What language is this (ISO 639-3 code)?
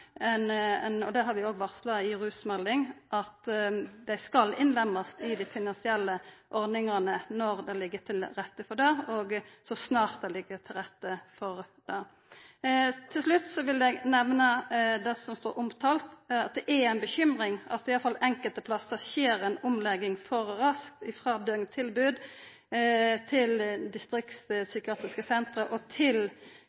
nno